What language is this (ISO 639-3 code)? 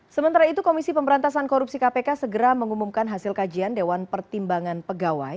ind